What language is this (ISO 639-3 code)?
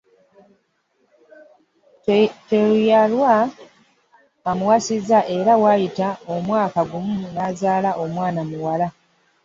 lug